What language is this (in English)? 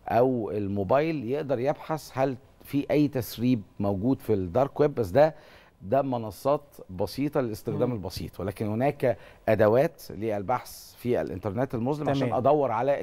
Arabic